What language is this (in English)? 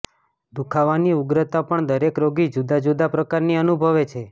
Gujarati